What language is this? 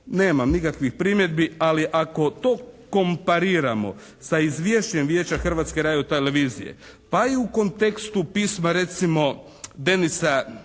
Croatian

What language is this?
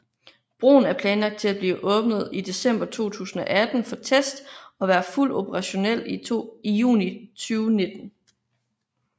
Danish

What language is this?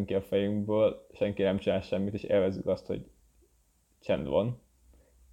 Hungarian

